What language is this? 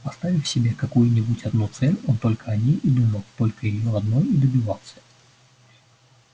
Russian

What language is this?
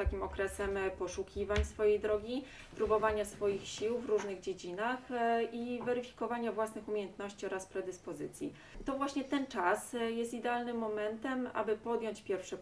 Polish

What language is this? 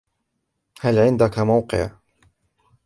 Arabic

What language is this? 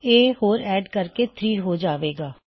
Punjabi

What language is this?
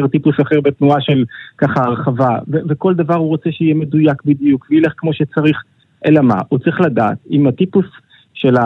Hebrew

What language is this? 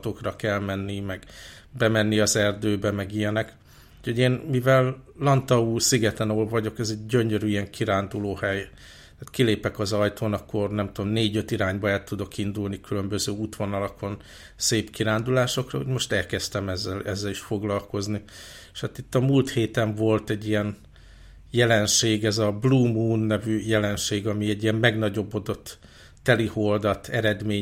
Hungarian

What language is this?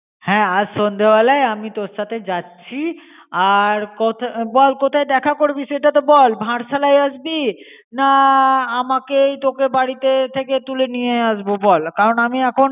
Bangla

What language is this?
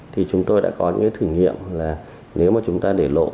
Vietnamese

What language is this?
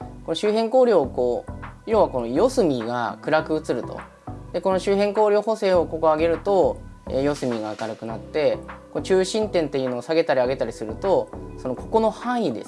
Japanese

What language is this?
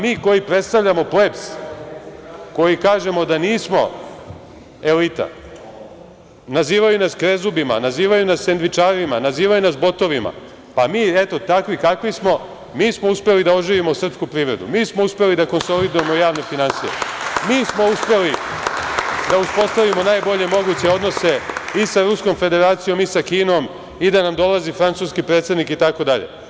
Serbian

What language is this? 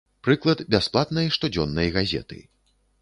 Belarusian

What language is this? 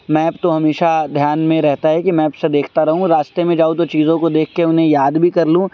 Urdu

